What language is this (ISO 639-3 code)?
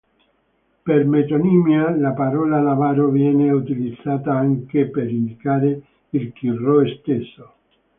ita